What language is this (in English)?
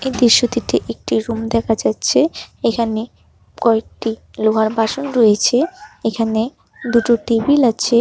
Bangla